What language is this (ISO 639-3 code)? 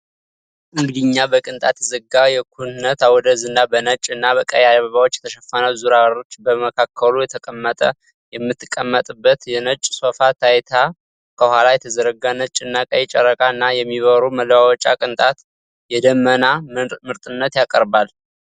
amh